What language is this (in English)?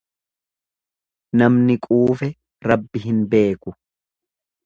Oromo